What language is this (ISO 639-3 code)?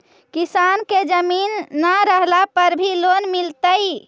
mag